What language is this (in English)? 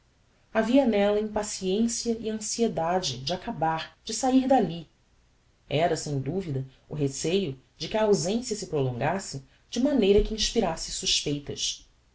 Portuguese